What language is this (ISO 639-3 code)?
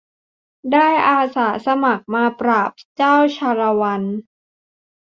tha